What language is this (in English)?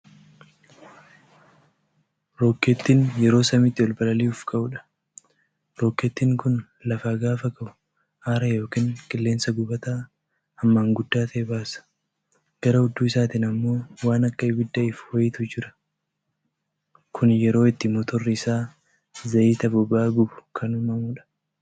Oromo